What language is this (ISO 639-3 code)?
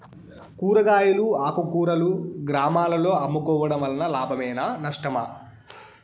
tel